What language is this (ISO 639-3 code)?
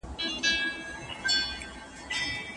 pus